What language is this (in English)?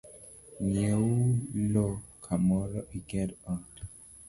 Luo (Kenya and Tanzania)